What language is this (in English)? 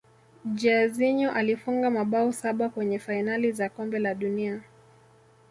Swahili